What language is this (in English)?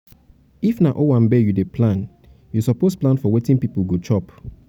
Nigerian Pidgin